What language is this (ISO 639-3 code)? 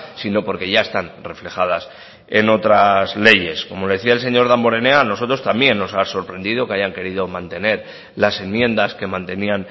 spa